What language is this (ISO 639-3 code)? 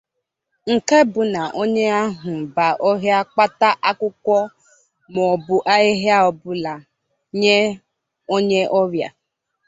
ibo